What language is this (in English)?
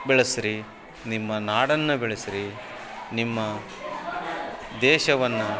Kannada